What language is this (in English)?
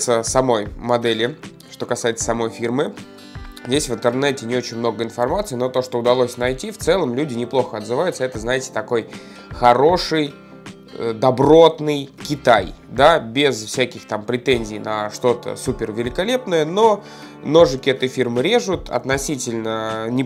Russian